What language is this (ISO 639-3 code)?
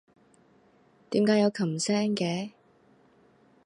yue